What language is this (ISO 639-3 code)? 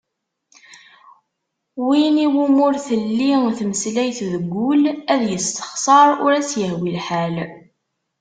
kab